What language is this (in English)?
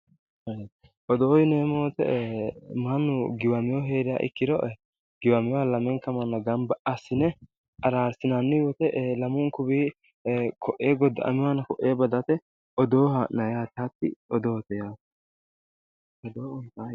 Sidamo